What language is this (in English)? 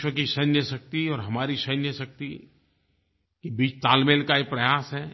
Hindi